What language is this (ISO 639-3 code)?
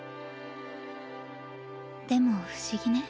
jpn